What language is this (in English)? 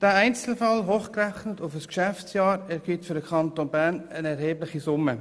Swiss German